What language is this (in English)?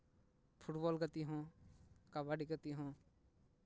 Santali